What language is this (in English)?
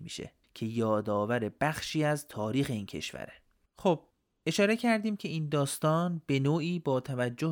Persian